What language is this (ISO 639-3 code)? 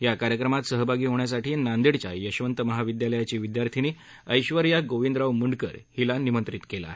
mar